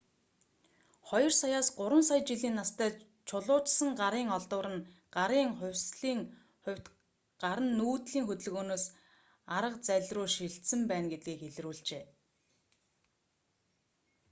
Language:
Mongolian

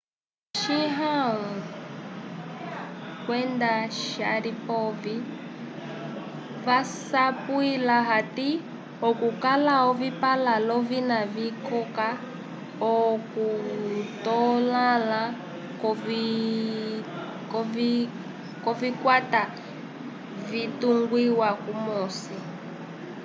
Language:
Umbundu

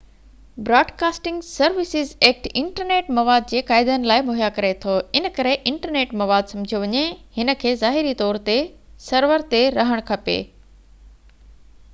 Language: Sindhi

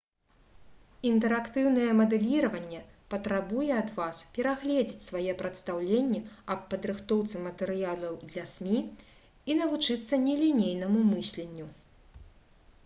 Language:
Belarusian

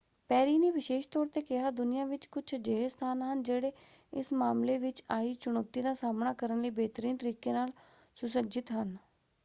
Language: Punjabi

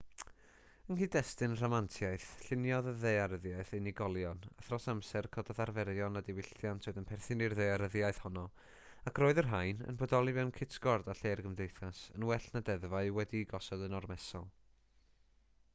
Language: Welsh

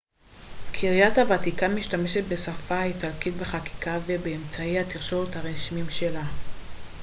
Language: Hebrew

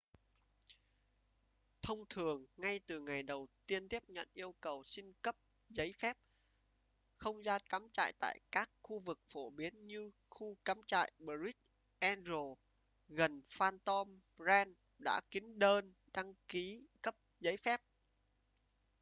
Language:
Vietnamese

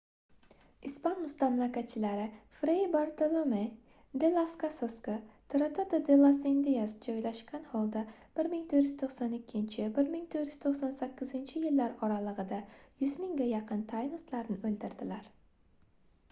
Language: Uzbek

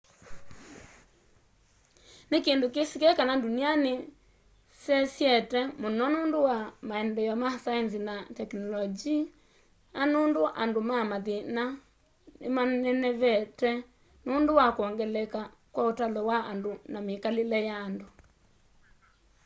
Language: Kamba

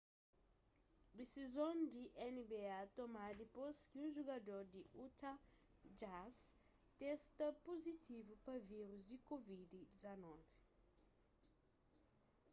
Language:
Kabuverdianu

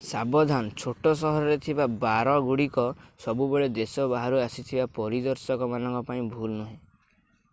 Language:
Odia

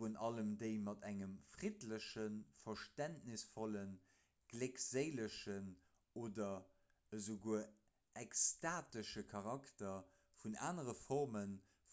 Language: Luxembourgish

